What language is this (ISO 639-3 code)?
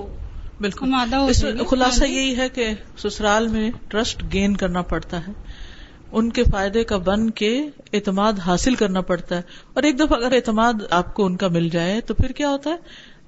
urd